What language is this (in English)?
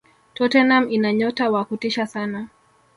Swahili